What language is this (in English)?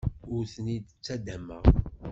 Kabyle